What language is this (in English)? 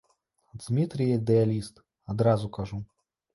Belarusian